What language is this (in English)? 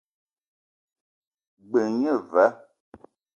Eton (Cameroon)